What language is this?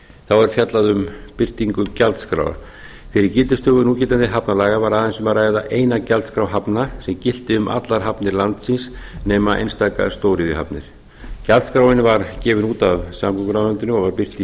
Icelandic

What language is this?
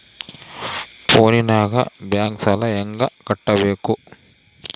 Kannada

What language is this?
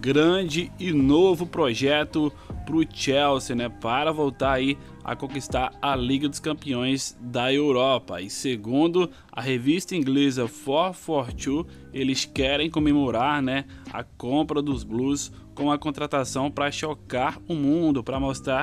Portuguese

